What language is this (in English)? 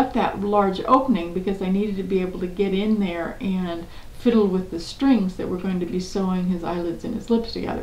English